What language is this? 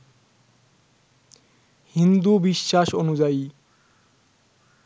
Bangla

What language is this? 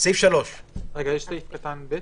Hebrew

